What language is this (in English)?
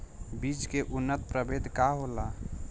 Bhojpuri